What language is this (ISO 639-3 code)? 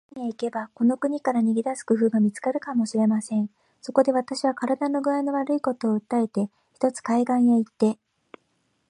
jpn